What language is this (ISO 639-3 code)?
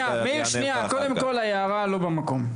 heb